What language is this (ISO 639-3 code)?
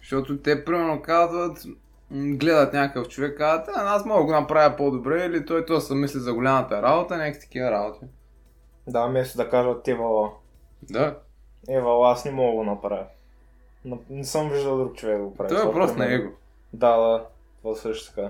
bul